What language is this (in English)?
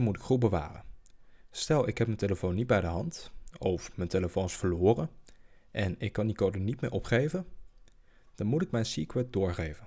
Dutch